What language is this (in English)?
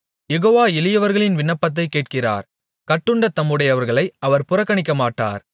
Tamil